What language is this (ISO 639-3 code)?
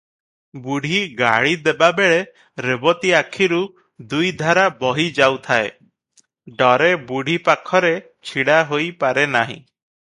ori